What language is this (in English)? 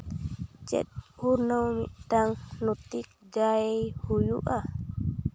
Santali